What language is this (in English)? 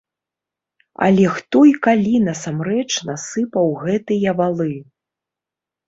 Belarusian